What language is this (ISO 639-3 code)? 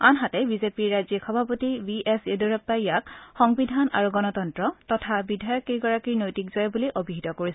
asm